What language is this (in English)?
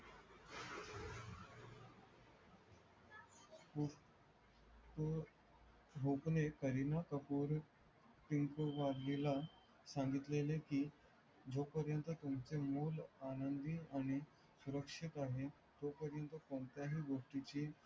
Marathi